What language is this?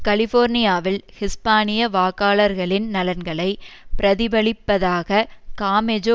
Tamil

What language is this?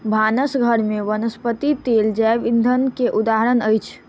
Maithili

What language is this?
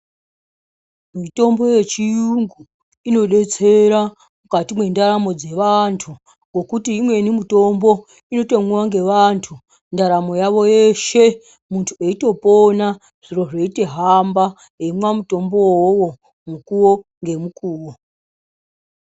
Ndau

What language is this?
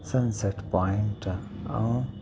Sindhi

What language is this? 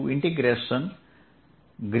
Gujarati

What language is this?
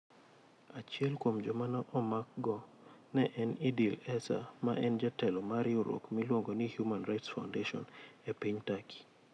Luo (Kenya and Tanzania)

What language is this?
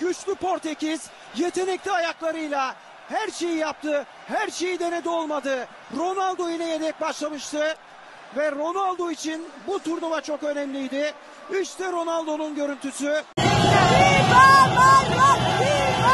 Turkish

